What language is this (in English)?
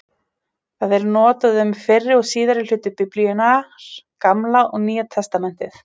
Icelandic